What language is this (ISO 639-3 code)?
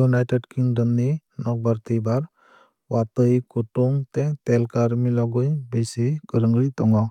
trp